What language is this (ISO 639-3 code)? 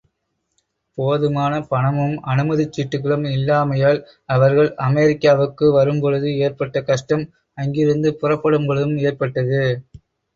tam